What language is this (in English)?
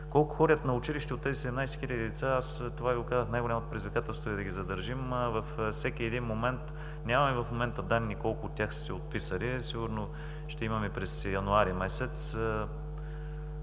Bulgarian